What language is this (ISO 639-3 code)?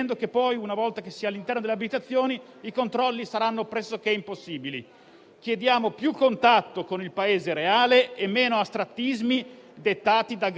ita